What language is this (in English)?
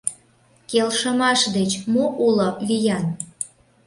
Mari